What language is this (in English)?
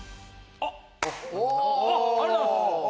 Japanese